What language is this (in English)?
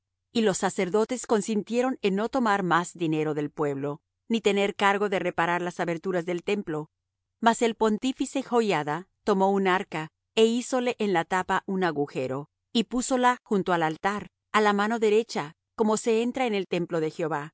Spanish